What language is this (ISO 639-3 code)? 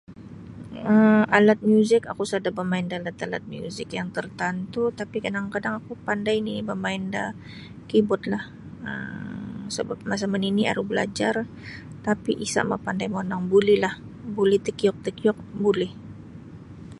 bsy